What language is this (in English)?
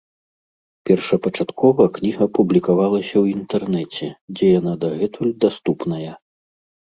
Belarusian